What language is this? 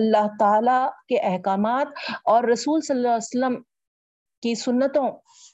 Urdu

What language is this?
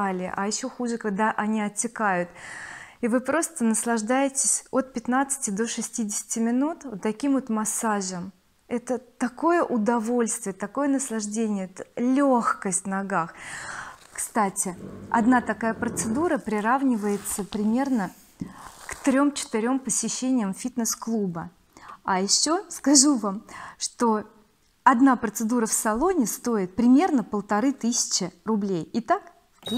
Russian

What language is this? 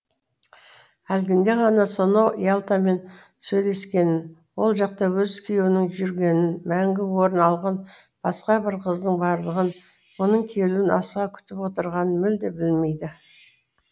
Kazakh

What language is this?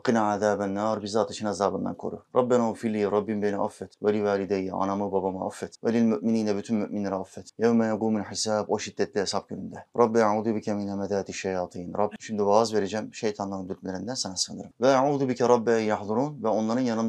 Turkish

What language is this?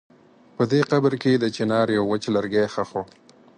Pashto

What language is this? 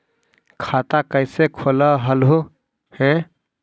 Magahi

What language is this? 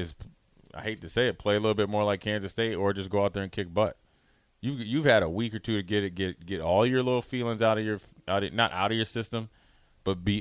English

